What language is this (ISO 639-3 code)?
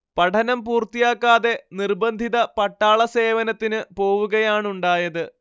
mal